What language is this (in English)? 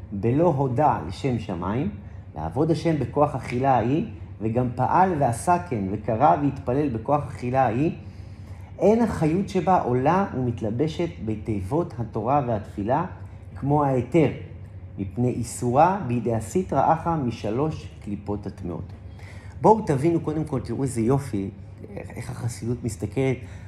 Hebrew